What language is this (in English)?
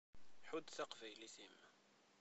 Kabyle